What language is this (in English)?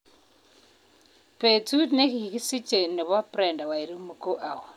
Kalenjin